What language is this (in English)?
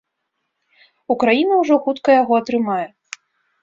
Belarusian